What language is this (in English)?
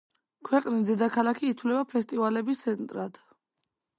Georgian